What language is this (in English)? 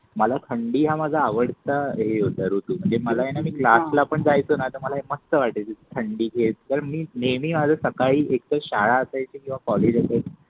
Marathi